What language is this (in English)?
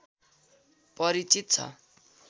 Nepali